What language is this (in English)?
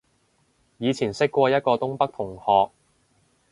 Cantonese